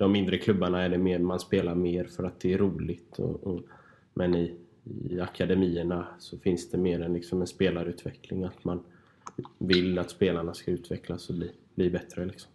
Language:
Swedish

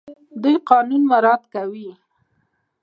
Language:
Pashto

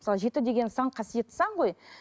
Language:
Kazakh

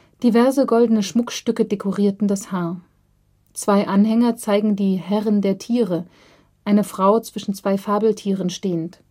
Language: German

